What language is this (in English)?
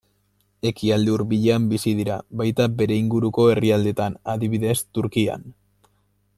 Basque